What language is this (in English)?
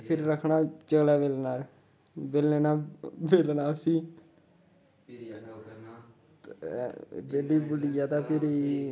Dogri